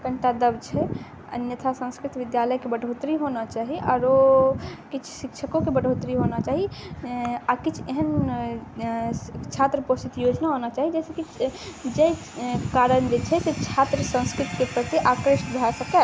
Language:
Maithili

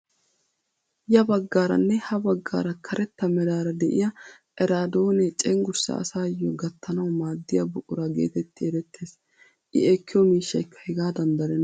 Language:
Wolaytta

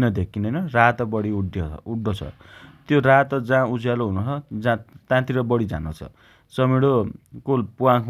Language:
Dotyali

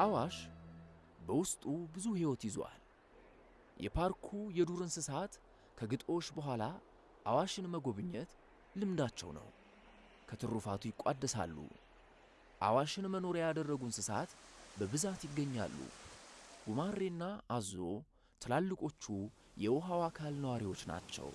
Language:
Amharic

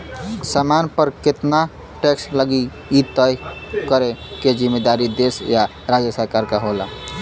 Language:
Bhojpuri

